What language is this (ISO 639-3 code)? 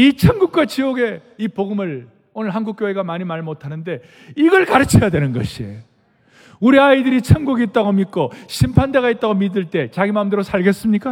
kor